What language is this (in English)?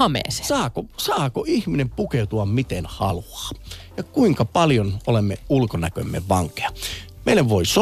Finnish